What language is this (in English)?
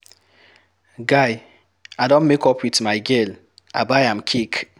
Nigerian Pidgin